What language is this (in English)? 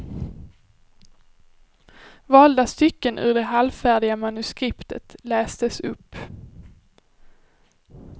Swedish